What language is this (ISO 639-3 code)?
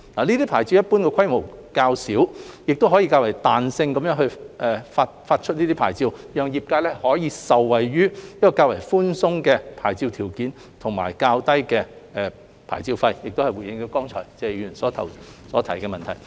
yue